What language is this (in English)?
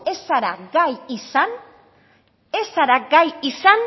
Basque